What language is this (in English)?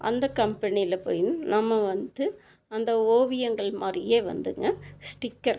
Tamil